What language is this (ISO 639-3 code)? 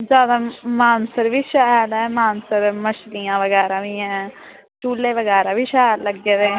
doi